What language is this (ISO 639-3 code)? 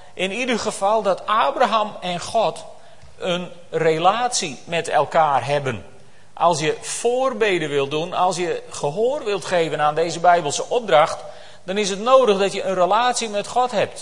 nld